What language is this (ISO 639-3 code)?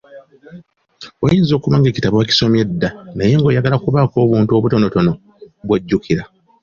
lug